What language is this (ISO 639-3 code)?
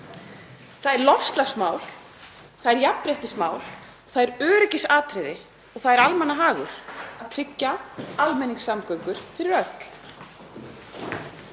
isl